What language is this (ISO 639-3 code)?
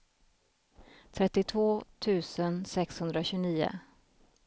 swe